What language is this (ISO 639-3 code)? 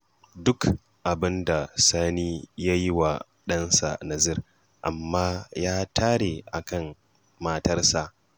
hau